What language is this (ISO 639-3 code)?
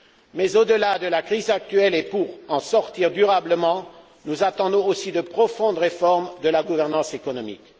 fra